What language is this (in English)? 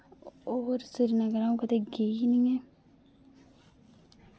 Dogri